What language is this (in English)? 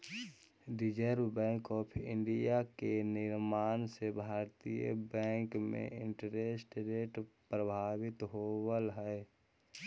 Magahi